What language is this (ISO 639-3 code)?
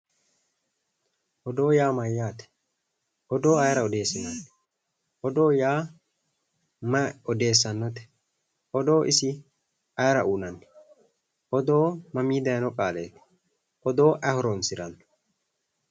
sid